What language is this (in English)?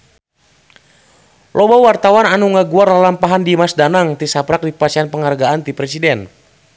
Sundanese